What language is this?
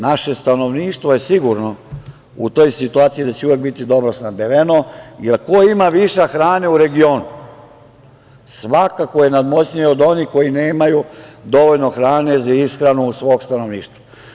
Serbian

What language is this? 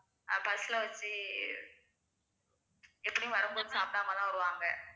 Tamil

